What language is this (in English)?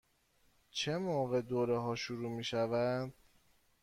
Persian